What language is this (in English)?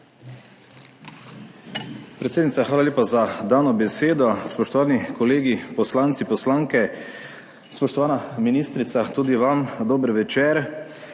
Slovenian